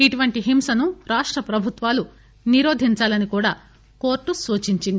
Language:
Telugu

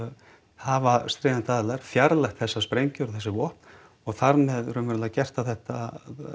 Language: Icelandic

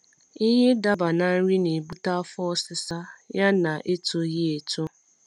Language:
Igbo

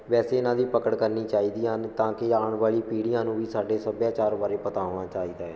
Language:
Punjabi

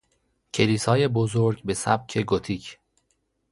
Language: Persian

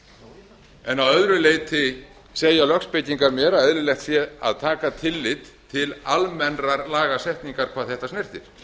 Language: Icelandic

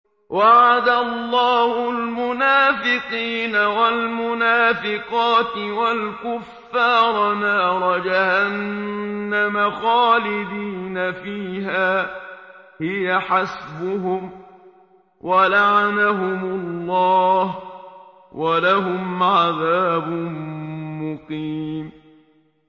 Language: Arabic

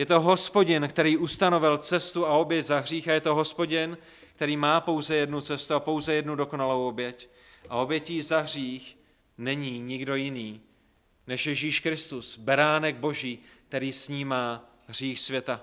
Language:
Czech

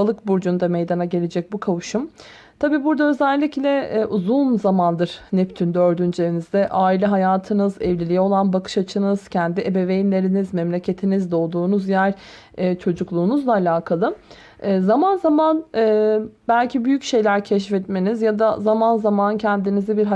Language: Turkish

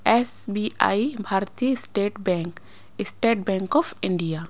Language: Hindi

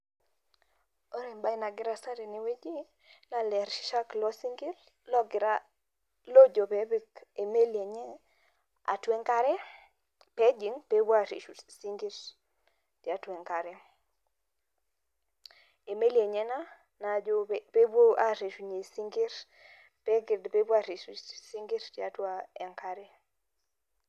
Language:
Masai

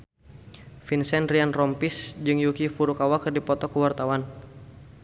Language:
Sundanese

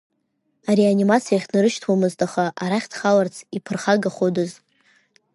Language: Abkhazian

